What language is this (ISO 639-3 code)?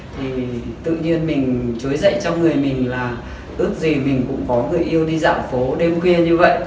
vie